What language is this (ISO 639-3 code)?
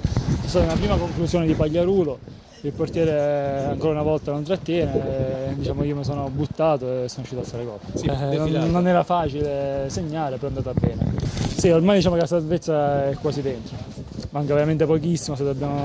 ita